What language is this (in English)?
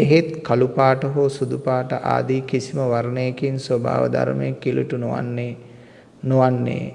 Sinhala